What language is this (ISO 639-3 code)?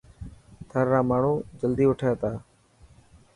mki